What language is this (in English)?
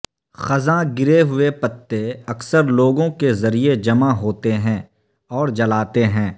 Urdu